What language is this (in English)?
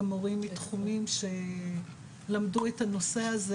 Hebrew